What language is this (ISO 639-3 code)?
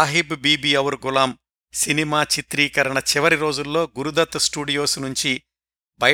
tel